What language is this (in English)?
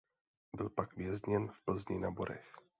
Czech